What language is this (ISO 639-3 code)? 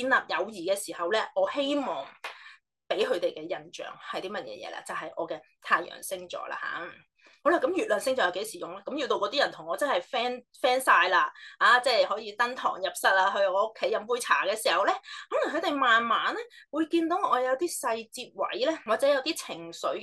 zho